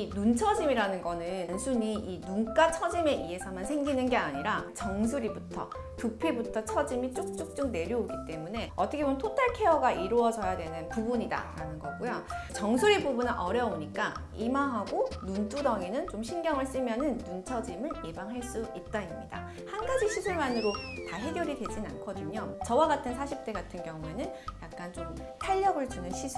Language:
Korean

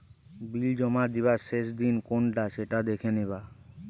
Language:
Bangla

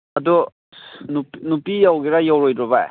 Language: Manipuri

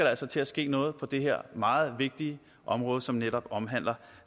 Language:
Danish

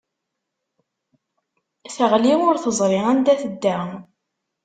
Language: Kabyle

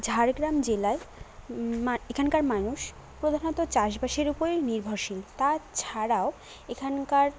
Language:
Bangla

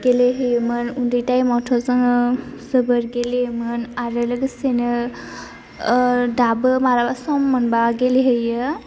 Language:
Bodo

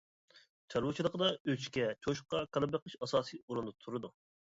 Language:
Uyghur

